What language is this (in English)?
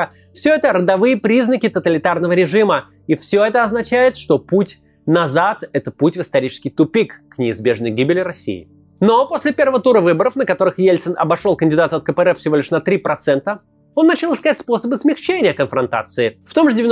Russian